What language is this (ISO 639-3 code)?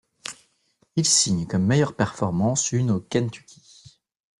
fra